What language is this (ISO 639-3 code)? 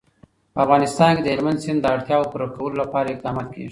pus